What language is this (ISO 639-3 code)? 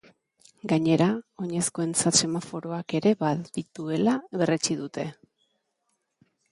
eus